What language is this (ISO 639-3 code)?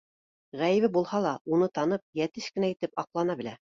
bak